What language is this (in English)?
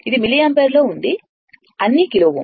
Telugu